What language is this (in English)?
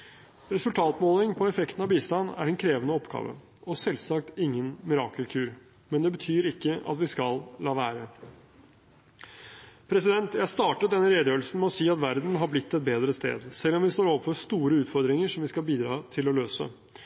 Norwegian Bokmål